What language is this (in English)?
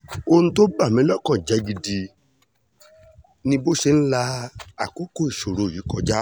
Yoruba